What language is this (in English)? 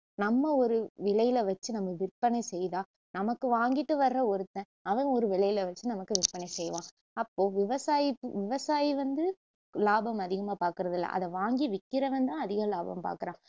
Tamil